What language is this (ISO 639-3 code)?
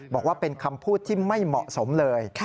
tha